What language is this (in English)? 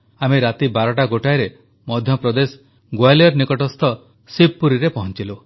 Odia